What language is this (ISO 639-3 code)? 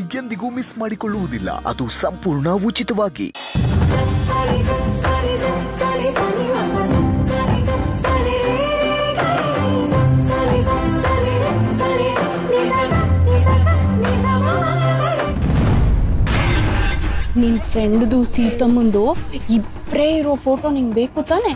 kan